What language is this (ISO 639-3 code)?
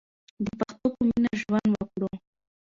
pus